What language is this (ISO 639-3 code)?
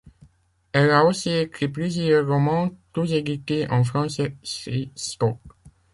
fra